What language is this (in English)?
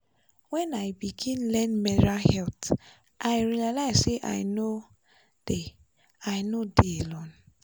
Nigerian Pidgin